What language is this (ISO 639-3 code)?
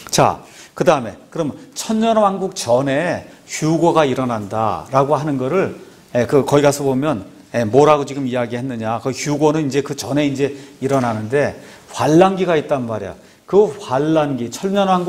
kor